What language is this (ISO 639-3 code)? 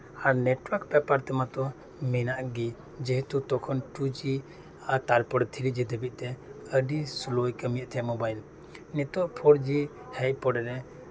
sat